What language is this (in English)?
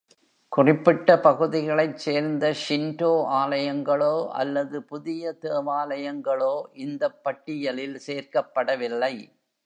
Tamil